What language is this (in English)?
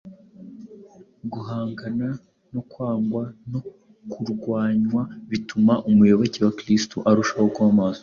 Kinyarwanda